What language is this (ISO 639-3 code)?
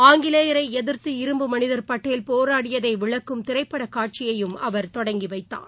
tam